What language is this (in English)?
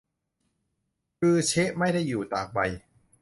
Thai